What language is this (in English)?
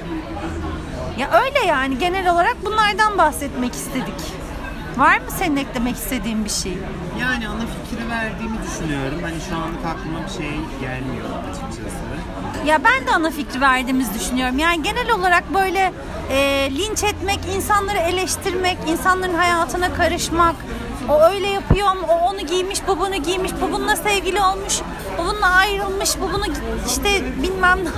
Turkish